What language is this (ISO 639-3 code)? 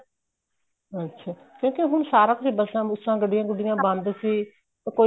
pan